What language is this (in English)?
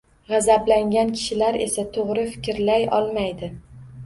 Uzbek